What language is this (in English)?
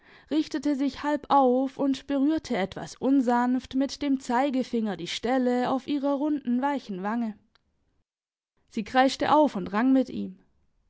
German